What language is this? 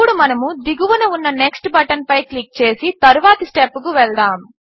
Telugu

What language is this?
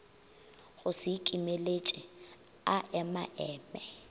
Northern Sotho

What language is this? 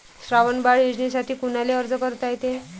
Marathi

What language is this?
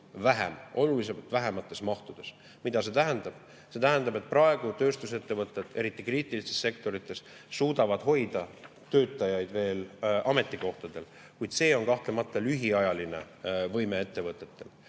Estonian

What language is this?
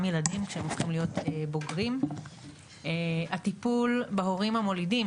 Hebrew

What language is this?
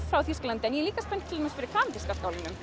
Icelandic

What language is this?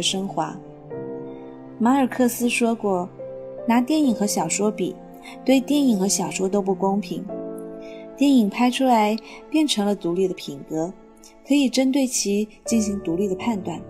Chinese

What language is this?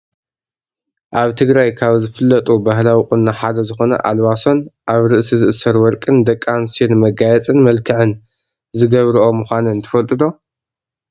Tigrinya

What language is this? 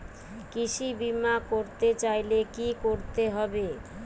Bangla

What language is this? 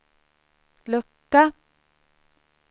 Swedish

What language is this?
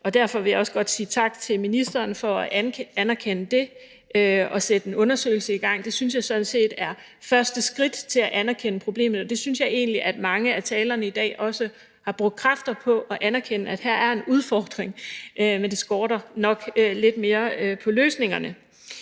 Danish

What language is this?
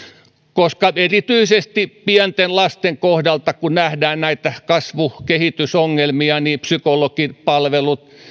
Finnish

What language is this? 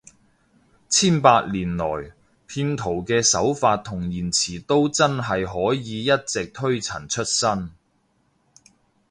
Cantonese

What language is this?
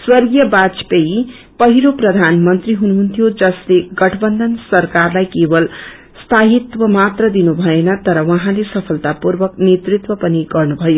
Nepali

